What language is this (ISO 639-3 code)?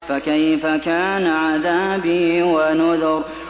ara